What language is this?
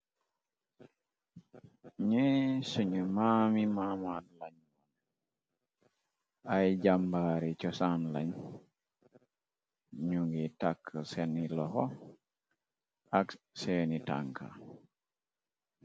Wolof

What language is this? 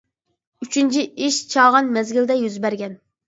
Uyghur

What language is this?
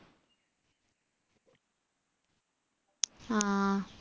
Malayalam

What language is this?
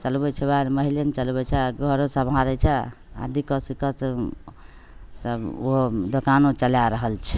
Maithili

